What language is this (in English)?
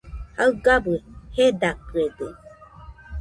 Nüpode Huitoto